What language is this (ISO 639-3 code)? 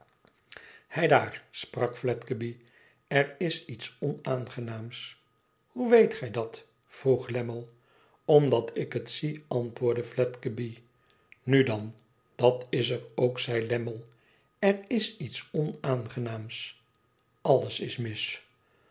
nld